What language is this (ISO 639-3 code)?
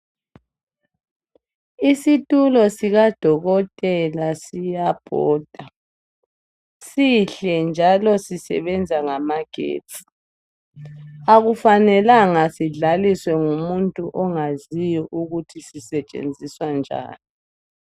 nde